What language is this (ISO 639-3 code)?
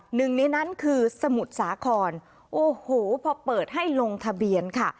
tha